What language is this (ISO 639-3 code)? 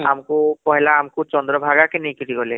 ori